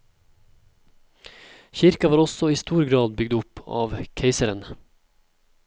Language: Norwegian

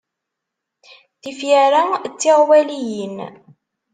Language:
Kabyle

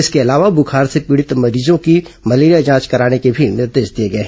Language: Hindi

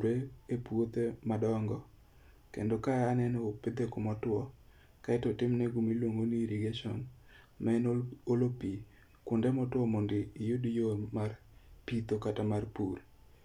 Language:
Luo (Kenya and Tanzania)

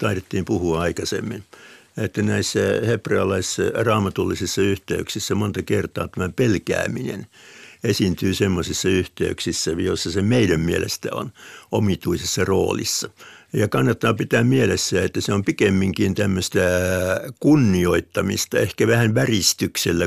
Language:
Finnish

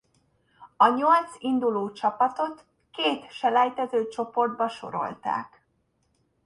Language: Hungarian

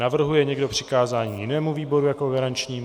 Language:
Czech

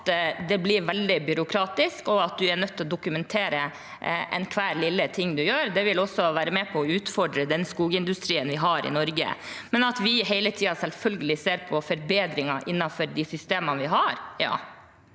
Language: Norwegian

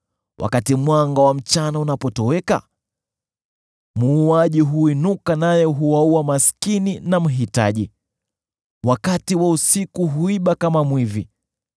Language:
Swahili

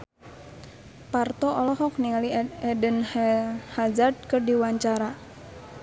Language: Sundanese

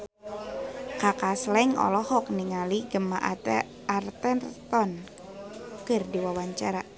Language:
Sundanese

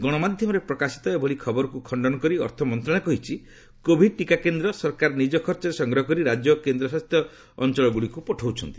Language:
Odia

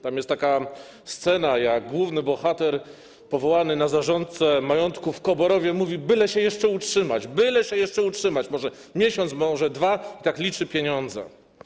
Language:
Polish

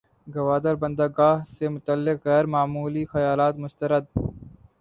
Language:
Urdu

